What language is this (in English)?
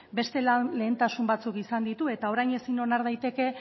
Basque